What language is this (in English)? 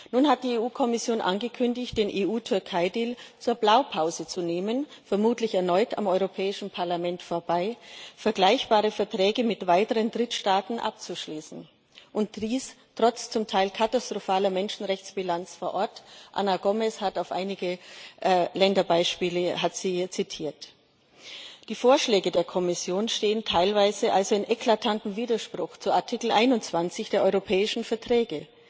German